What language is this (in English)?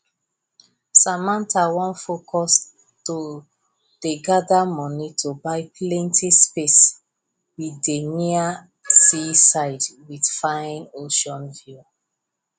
Nigerian Pidgin